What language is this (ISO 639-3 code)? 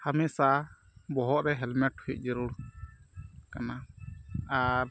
sat